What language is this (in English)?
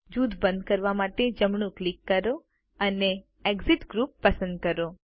Gujarati